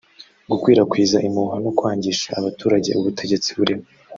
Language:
Kinyarwanda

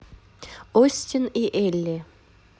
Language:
Russian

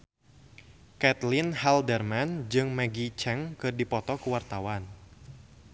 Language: Sundanese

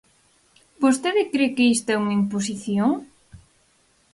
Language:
Galician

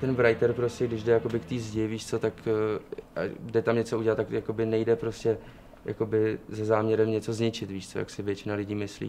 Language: Czech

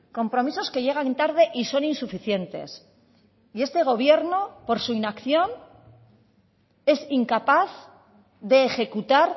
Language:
Spanish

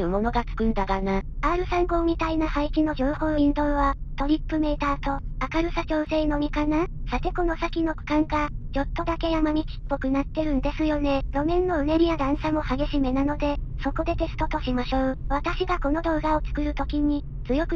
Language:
Japanese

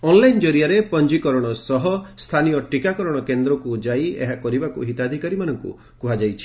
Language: Odia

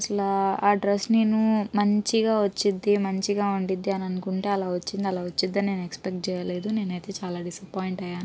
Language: Telugu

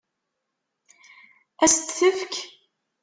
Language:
Kabyle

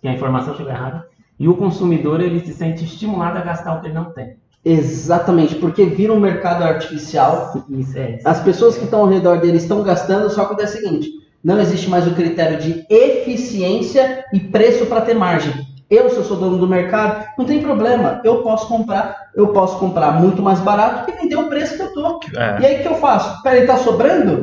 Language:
Portuguese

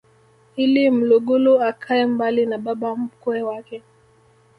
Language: Swahili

